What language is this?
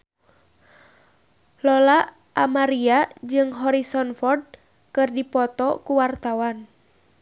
Sundanese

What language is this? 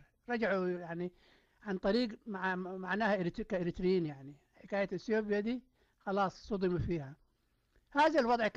Arabic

